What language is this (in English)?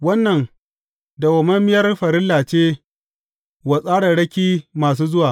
Hausa